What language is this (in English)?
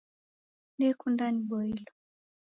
Taita